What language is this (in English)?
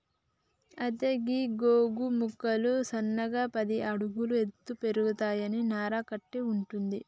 Telugu